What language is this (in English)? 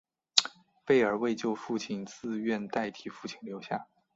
Chinese